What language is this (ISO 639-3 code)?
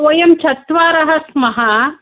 san